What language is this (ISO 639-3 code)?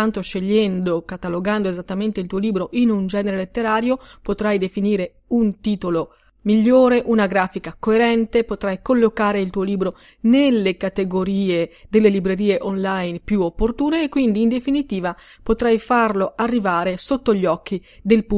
ita